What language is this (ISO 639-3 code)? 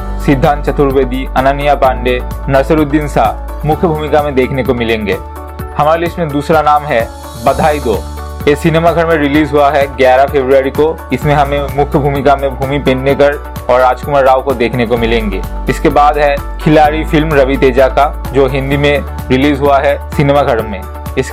hin